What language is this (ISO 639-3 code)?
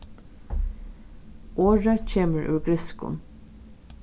fao